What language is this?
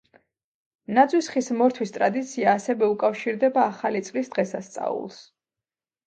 Georgian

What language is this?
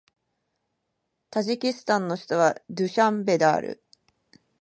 Japanese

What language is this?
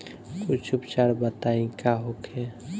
Bhojpuri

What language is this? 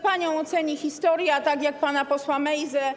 Polish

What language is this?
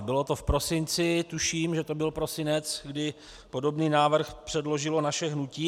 Czech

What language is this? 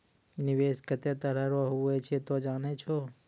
Maithili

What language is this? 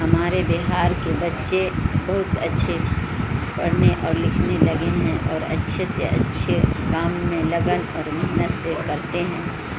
Urdu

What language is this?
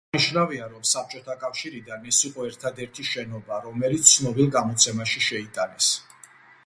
Georgian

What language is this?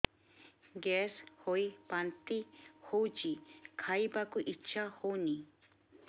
Odia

